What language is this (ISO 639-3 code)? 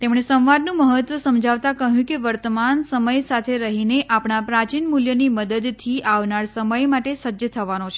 guj